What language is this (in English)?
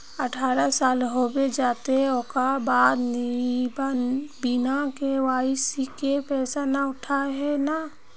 Magahi